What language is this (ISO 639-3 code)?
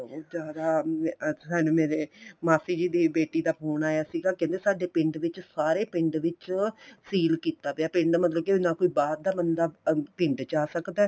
pan